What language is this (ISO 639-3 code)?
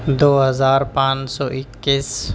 urd